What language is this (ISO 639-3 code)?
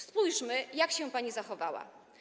pol